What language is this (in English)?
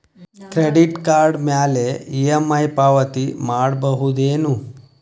Kannada